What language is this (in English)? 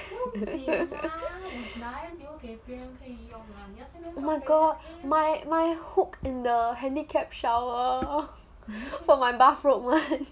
English